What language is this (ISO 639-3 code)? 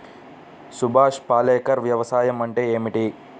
tel